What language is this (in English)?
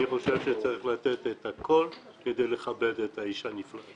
Hebrew